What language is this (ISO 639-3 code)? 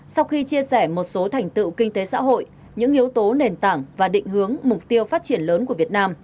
vie